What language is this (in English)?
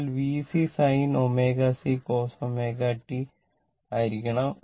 Malayalam